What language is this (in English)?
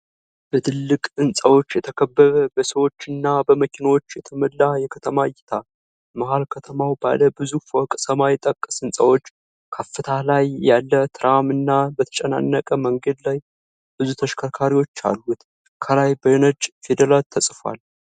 Amharic